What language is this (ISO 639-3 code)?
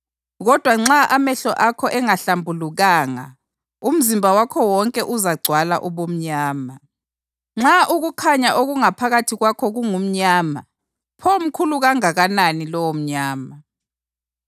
nde